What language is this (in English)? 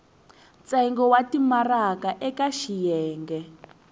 Tsonga